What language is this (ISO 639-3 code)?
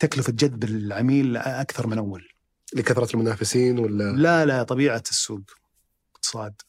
ara